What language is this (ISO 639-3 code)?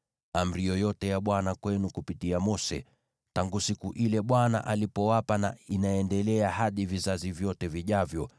swa